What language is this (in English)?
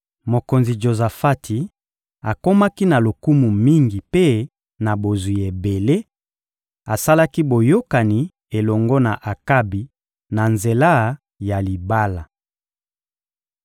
Lingala